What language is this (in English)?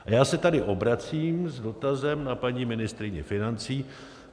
Czech